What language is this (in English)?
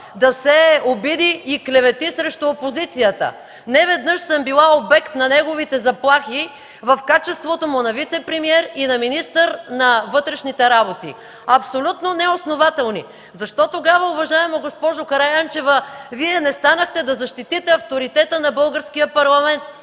Bulgarian